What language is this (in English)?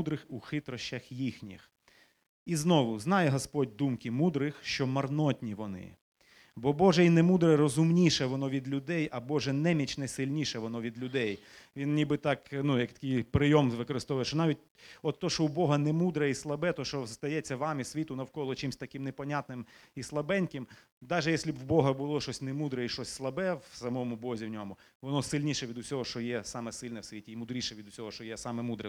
Ukrainian